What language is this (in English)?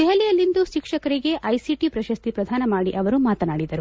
Kannada